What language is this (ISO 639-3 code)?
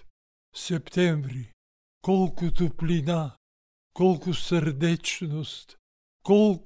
bul